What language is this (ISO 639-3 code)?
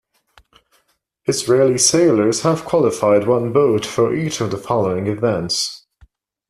eng